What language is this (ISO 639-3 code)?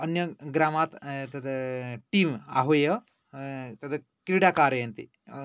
san